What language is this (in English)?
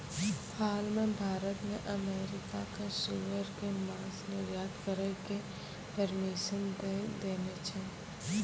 Maithili